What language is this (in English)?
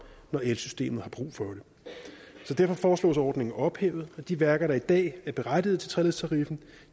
Danish